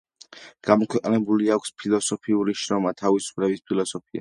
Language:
Georgian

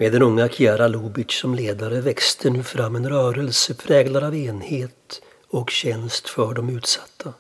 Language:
Swedish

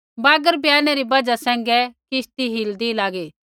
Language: Kullu Pahari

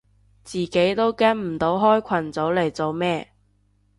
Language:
Cantonese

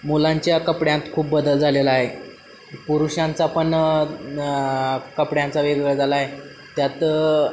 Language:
Marathi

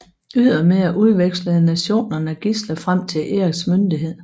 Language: Danish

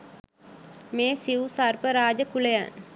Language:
Sinhala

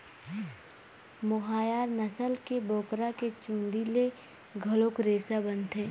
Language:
Chhattisgarhi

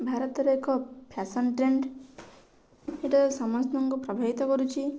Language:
Odia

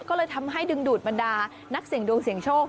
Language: Thai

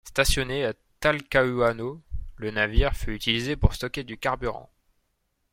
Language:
French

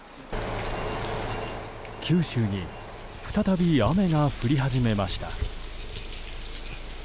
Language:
Japanese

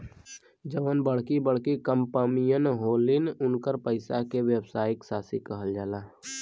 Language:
Bhojpuri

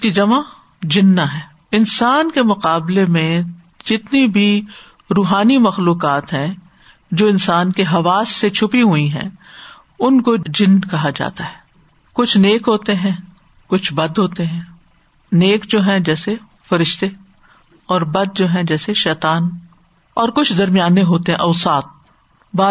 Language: Urdu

